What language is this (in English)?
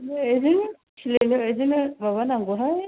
Bodo